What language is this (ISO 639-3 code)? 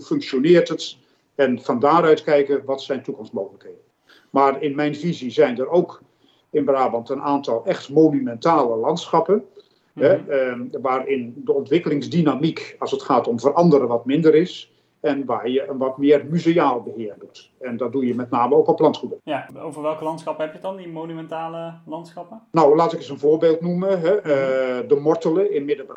nld